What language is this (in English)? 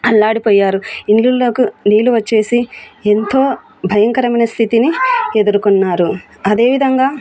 Telugu